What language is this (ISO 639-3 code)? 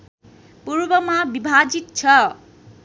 nep